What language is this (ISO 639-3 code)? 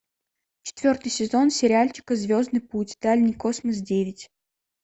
rus